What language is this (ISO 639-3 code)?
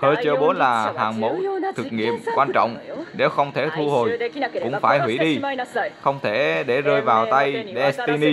vie